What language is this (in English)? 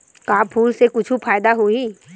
Chhattisgarhi